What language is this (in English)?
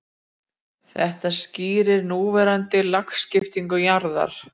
Icelandic